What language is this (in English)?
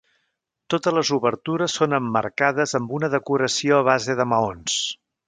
Catalan